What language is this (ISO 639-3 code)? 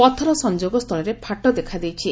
ori